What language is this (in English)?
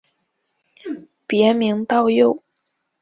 Chinese